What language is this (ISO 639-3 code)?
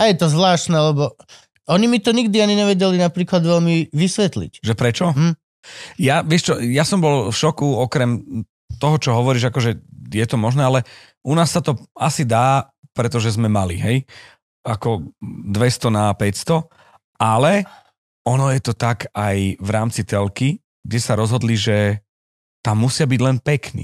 slk